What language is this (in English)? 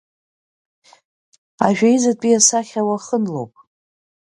Abkhazian